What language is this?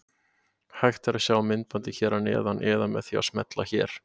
Icelandic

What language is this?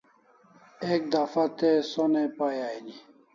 Kalasha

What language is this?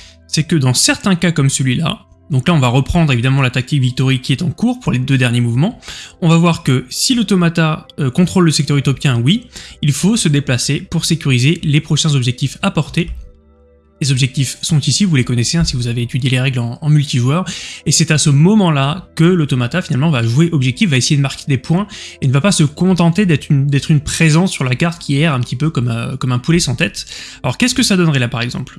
French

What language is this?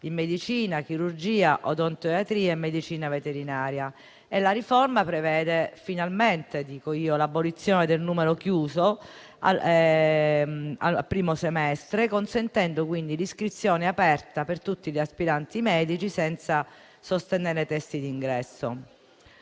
Italian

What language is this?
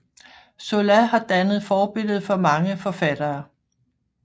Danish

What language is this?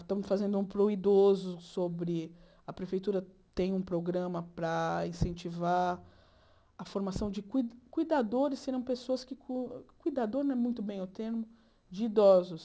Portuguese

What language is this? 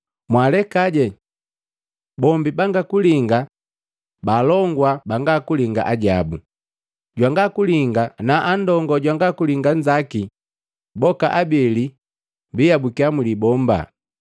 Matengo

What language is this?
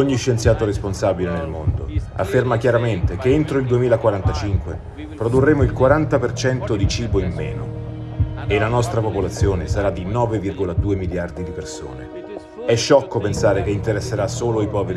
Italian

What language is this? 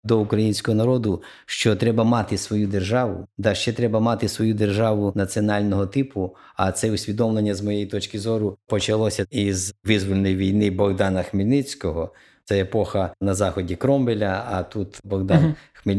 Ukrainian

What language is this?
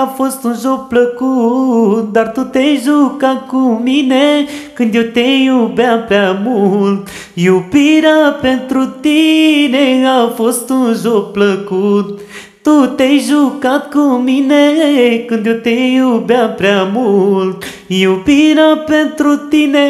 Romanian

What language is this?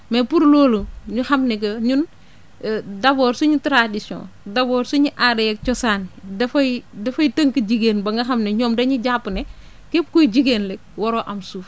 Wolof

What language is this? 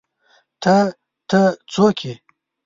Pashto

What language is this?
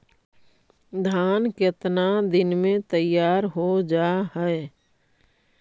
Magahi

